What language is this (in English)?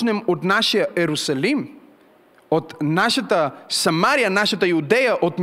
Bulgarian